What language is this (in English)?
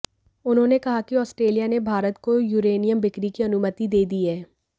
Hindi